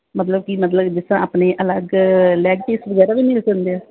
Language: Punjabi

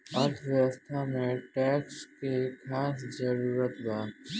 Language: Bhojpuri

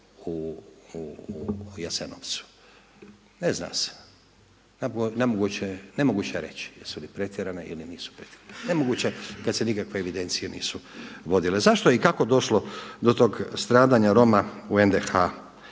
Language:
Croatian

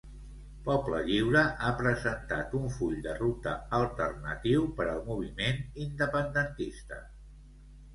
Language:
Catalan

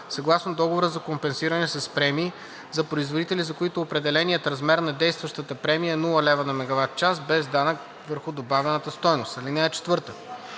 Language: Bulgarian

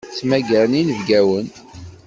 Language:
Kabyle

